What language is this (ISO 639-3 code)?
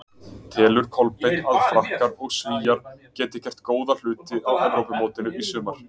isl